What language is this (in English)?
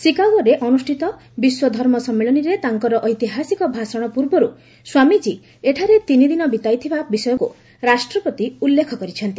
Odia